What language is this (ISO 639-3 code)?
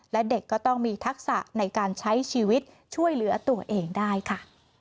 tha